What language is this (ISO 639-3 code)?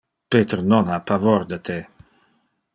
ina